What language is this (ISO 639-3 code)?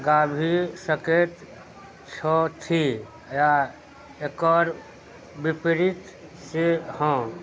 mai